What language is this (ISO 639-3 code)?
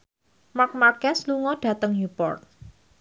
jav